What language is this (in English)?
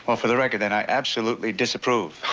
English